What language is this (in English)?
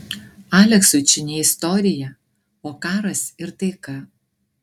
Lithuanian